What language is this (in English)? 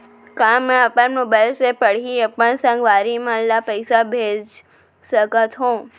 Chhattisgarhi